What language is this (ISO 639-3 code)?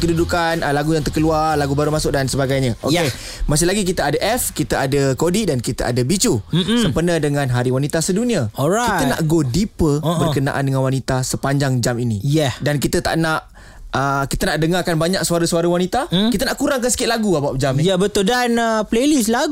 msa